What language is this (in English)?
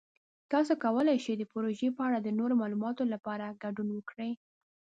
Pashto